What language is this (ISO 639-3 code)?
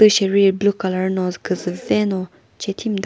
nri